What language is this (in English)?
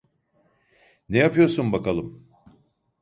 Turkish